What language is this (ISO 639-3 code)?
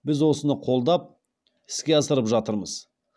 kaz